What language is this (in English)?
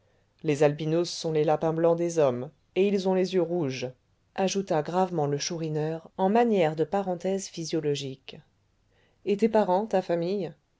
French